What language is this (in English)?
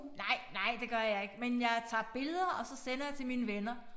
Danish